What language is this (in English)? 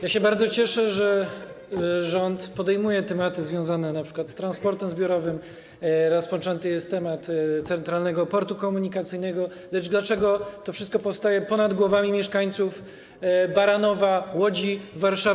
Polish